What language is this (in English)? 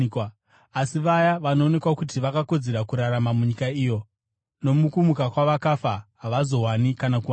Shona